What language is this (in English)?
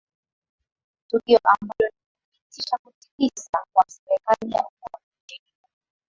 Swahili